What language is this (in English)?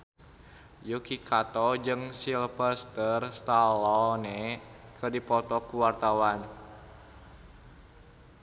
Sundanese